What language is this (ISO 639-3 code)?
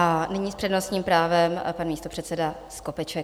ces